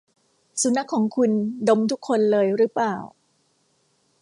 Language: Thai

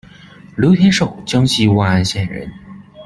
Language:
Chinese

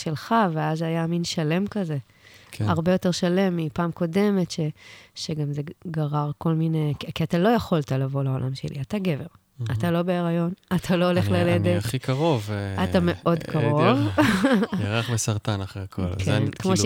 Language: Hebrew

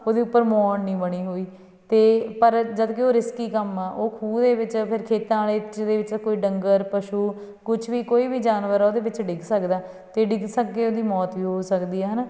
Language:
Punjabi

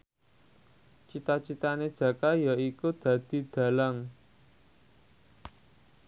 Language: Javanese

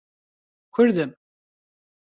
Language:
Central Kurdish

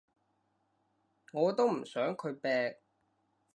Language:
Cantonese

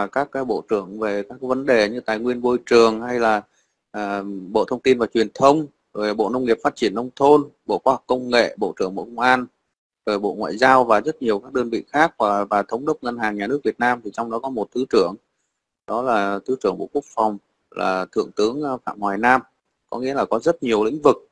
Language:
Vietnamese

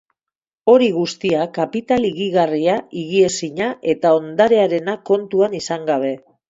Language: Basque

